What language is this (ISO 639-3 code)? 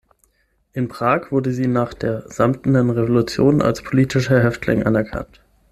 deu